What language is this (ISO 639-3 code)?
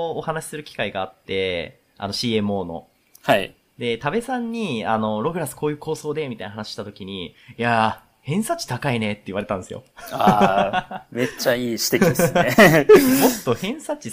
jpn